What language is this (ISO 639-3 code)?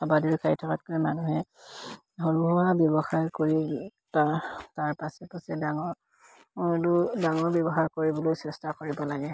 asm